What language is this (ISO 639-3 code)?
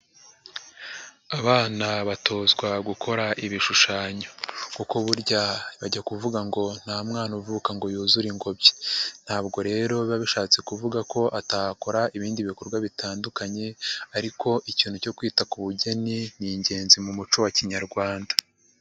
kin